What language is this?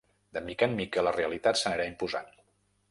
Catalan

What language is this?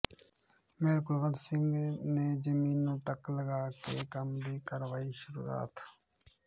Punjabi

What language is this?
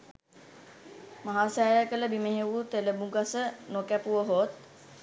Sinhala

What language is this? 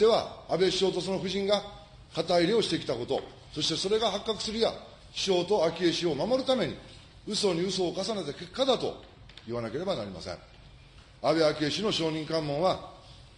Japanese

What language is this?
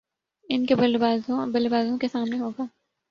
Urdu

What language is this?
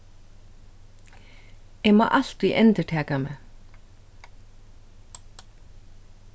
Faroese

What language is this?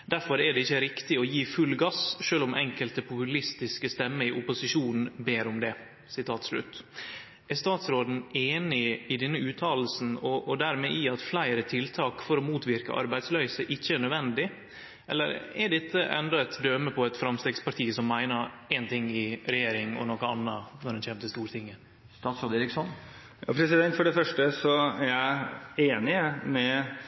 Norwegian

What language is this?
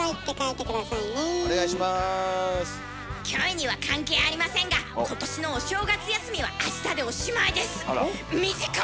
Japanese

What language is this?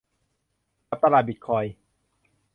Thai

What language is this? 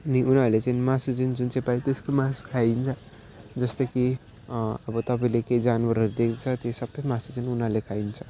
Nepali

